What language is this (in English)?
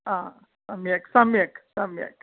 Sanskrit